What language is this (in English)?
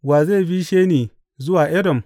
Hausa